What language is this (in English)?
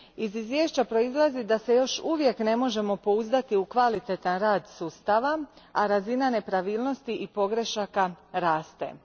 Croatian